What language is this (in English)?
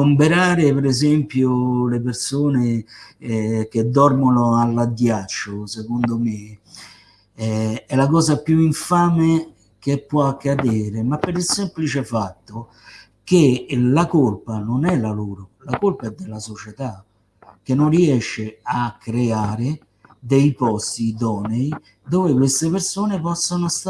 Italian